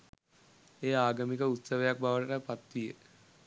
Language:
Sinhala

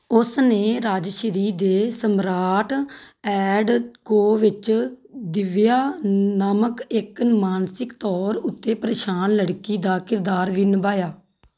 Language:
Punjabi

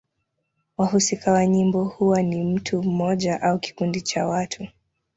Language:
Swahili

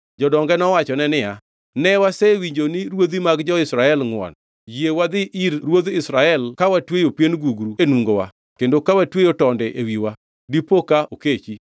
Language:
Luo (Kenya and Tanzania)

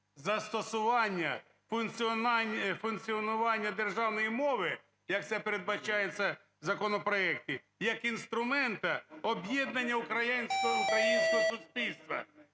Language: Ukrainian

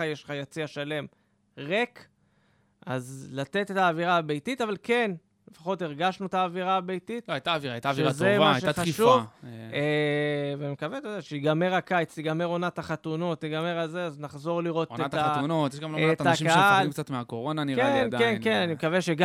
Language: Hebrew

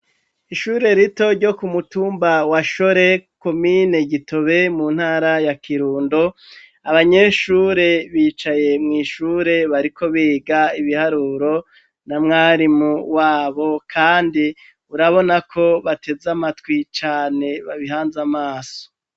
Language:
Rundi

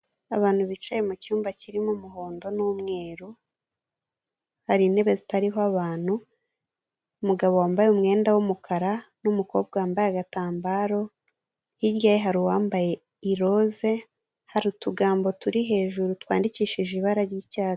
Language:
Kinyarwanda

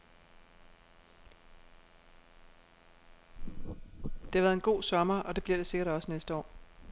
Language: Danish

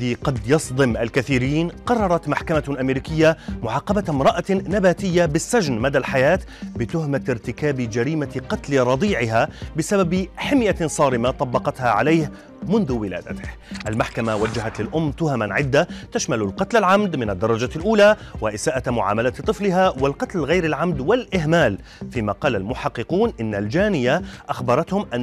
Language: Arabic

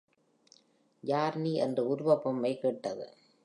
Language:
Tamil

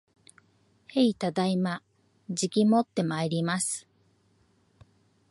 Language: Japanese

